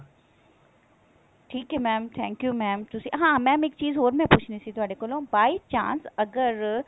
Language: Punjabi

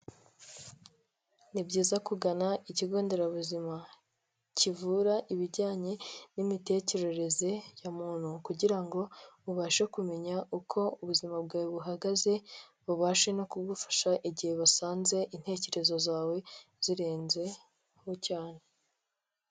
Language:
Kinyarwanda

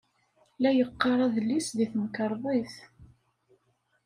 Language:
Kabyle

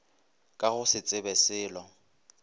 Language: Northern Sotho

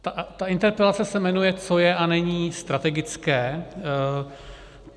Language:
Czech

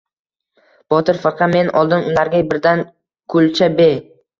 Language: Uzbek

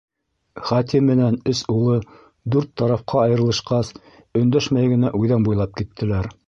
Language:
Bashkir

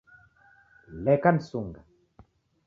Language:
Taita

